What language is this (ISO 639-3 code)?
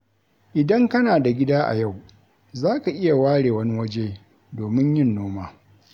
hau